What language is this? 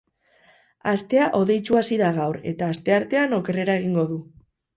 Basque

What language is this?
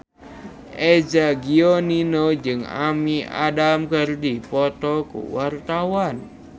Sundanese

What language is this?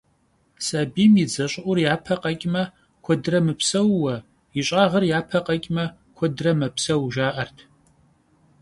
Kabardian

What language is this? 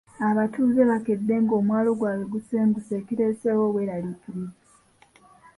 Ganda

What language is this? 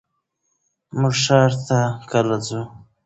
Pashto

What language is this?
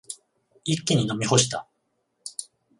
Japanese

